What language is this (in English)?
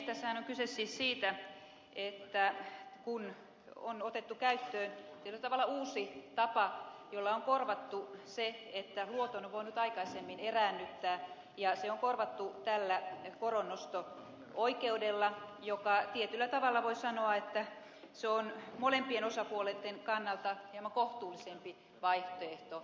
Finnish